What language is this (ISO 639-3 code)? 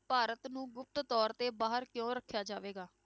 pan